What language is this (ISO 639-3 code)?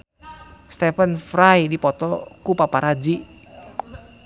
sun